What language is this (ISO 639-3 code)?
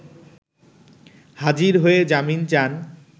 ben